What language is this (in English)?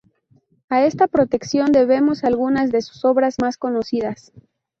Spanish